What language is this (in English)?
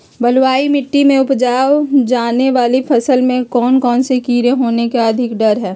Magahi